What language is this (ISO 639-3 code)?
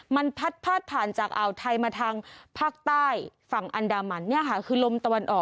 tha